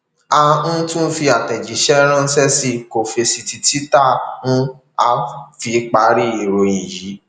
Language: Yoruba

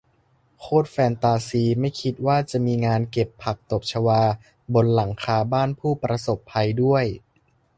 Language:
Thai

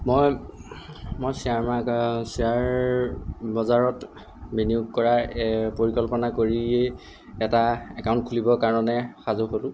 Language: Assamese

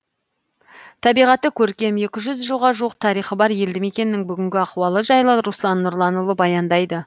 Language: Kazakh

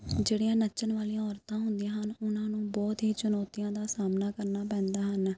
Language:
Punjabi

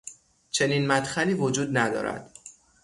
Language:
Persian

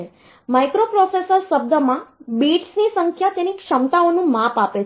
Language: Gujarati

